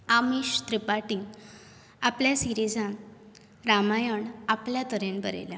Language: Konkani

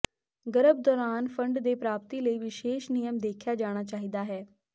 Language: Punjabi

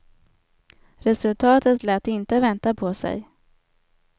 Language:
Swedish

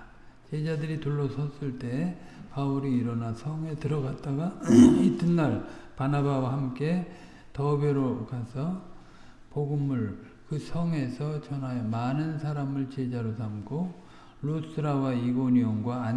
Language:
Korean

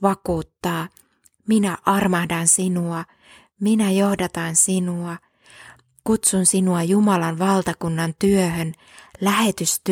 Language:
Finnish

